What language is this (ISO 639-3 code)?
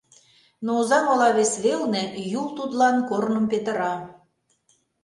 chm